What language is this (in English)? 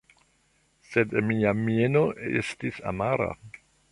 Esperanto